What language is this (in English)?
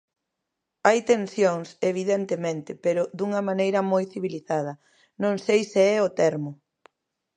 Galician